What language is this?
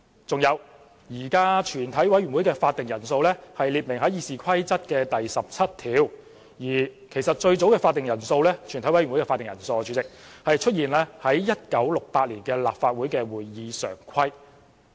Cantonese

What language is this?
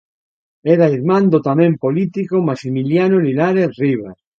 Galician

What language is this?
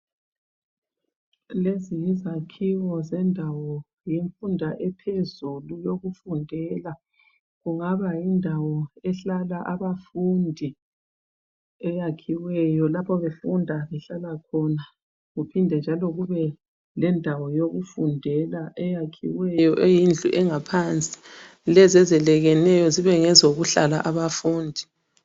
North Ndebele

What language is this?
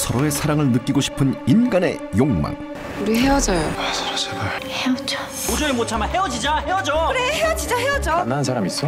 Korean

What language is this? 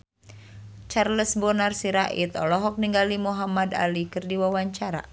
Sundanese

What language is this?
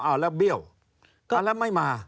Thai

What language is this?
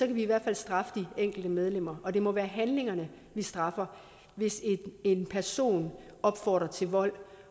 Danish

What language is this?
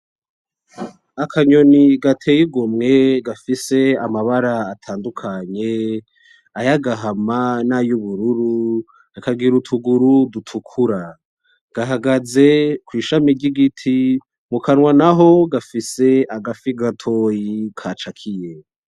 Rundi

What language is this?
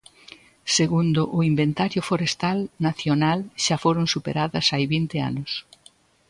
Galician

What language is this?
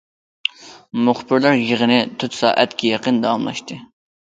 Uyghur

